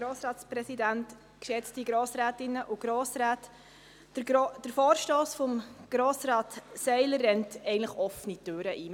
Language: Swiss German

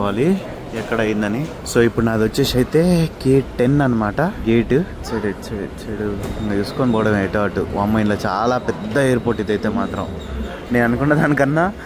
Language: Telugu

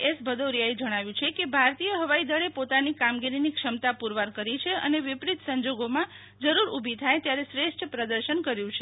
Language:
Gujarati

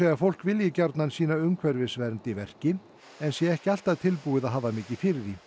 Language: Icelandic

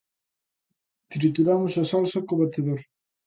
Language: Galician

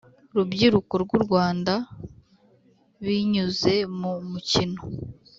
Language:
Kinyarwanda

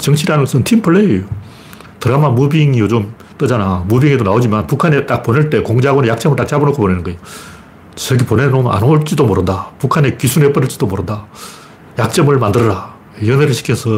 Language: Korean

